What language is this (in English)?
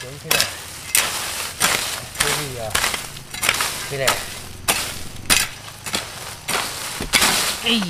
Vietnamese